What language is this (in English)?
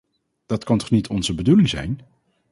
Dutch